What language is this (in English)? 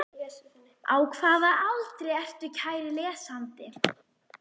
Icelandic